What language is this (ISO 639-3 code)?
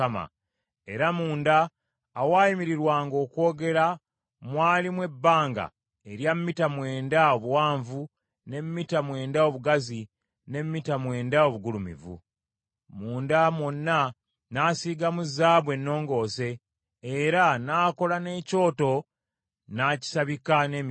lug